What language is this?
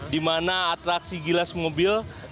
Indonesian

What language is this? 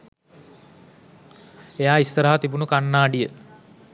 Sinhala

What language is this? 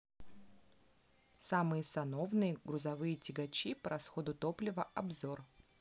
Russian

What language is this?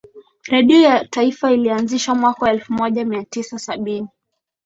Swahili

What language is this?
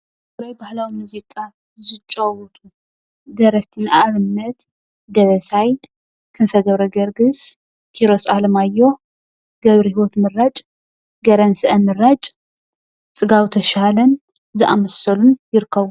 Tigrinya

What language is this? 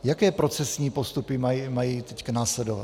Czech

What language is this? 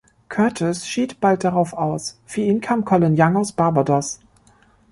German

